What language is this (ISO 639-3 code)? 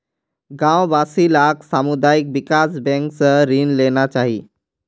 mag